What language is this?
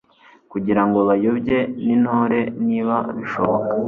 Kinyarwanda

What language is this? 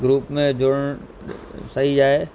Sindhi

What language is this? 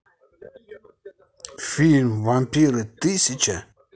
Russian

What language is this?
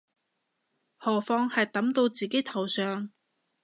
Cantonese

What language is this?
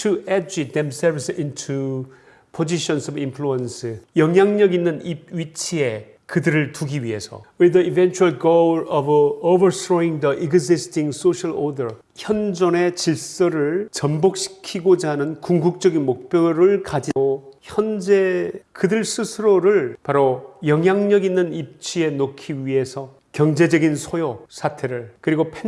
Korean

